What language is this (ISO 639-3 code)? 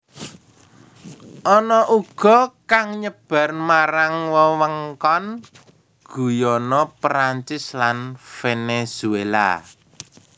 jav